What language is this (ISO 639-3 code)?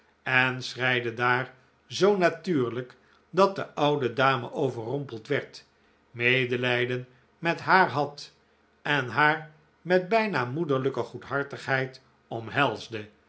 nld